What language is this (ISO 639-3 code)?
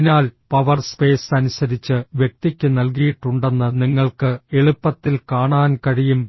mal